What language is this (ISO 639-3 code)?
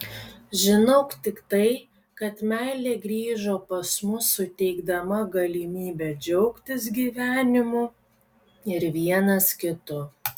lit